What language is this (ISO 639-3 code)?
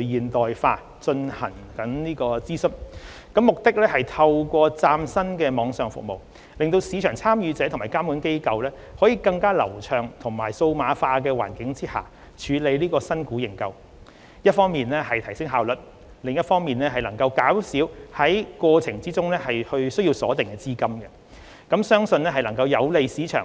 yue